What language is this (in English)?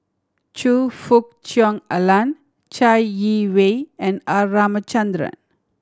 English